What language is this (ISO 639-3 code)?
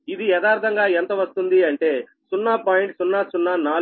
tel